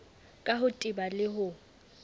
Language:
Southern Sotho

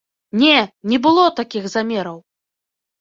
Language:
Belarusian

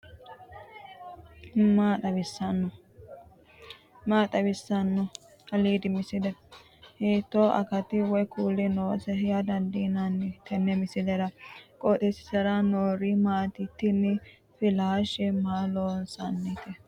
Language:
Sidamo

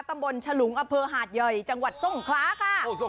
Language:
Thai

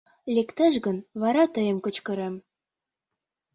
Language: Mari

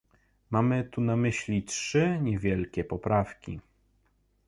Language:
Polish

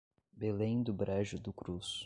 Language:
Portuguese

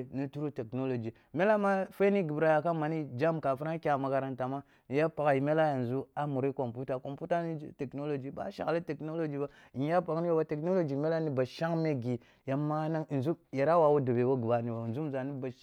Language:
Kulung (Nigeria)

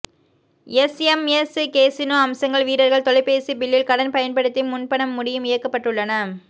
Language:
Tamil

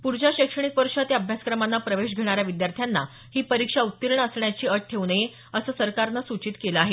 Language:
Marathi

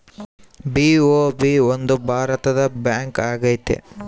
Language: Kannada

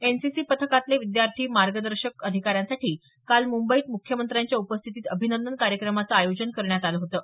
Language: Marathi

